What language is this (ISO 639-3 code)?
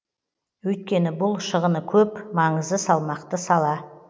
kaz